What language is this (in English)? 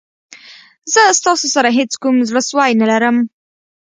Pashto